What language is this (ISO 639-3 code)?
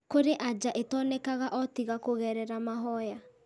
kik